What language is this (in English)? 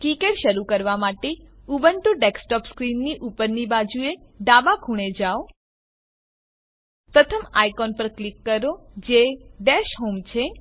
Gujarati